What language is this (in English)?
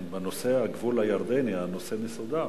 Hebrew